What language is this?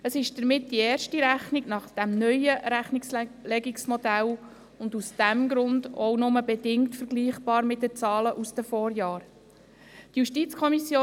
Swiss German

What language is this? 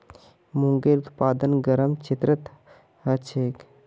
Magahi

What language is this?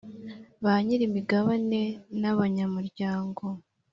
Kinyarwanda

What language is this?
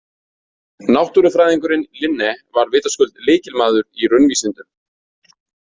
Icelandic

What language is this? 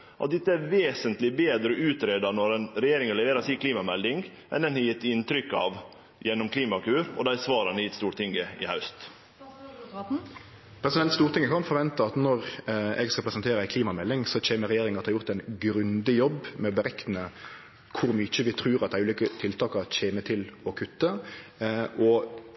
Norwegian Nynorsk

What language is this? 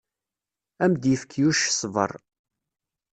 Kabyle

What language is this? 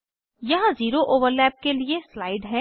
Hindi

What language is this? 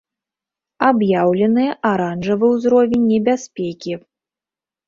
Belarusian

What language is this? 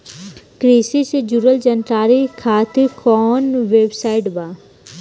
Bhojpuri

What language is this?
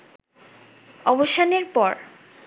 Bangla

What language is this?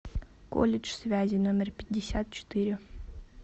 Russian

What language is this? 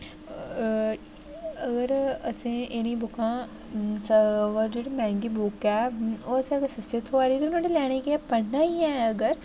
Dogri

